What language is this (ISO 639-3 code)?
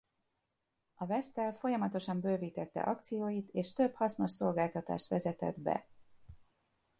hun